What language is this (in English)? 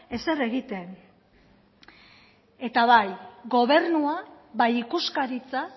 Basque